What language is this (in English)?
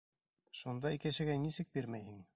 Bashkir